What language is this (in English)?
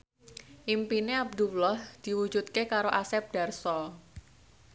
Javanese